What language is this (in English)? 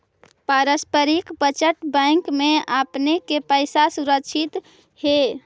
Magahi